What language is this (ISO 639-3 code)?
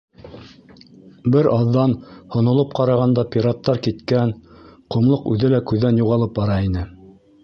bak